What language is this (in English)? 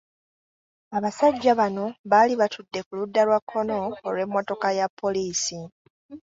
Ganda